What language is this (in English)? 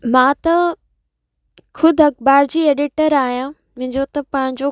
Sindhi